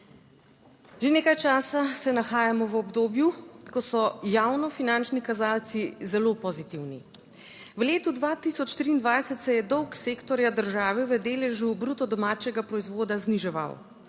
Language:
Slovenian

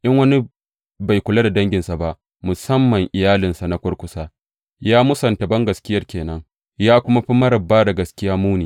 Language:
Hausa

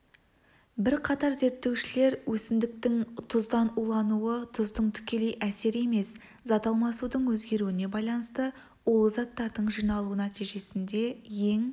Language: Kazakh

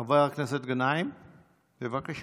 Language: Hebrew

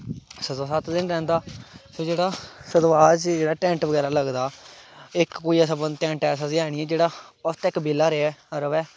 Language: Dogri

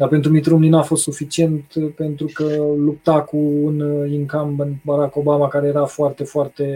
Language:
Romanian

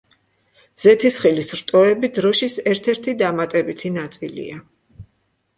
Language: Georgian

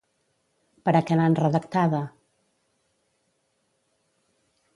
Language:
Catalan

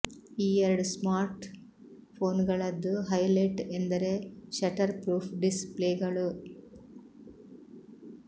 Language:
Kannada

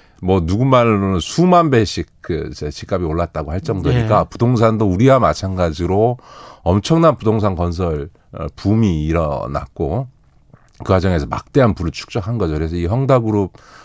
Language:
Korean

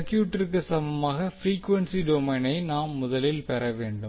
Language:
Tamil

